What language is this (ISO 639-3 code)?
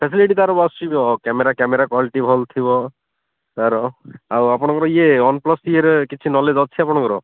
ori